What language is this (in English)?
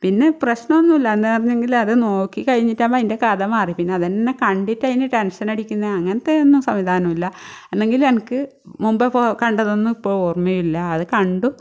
Malayalam